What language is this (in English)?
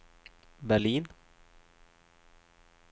Swedish